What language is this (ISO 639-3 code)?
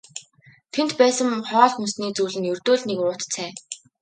mon